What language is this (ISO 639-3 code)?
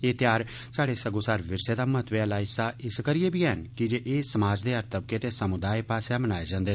doi